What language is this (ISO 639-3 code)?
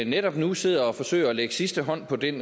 dan